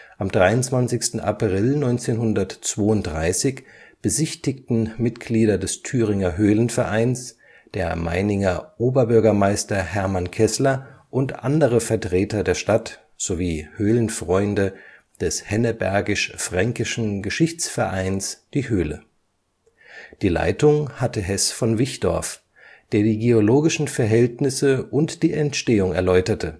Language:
German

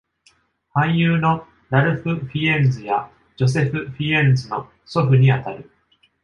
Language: Japanese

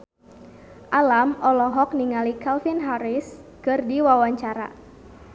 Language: Sundanese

